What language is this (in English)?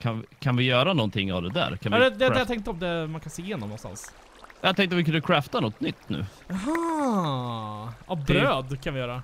Swedish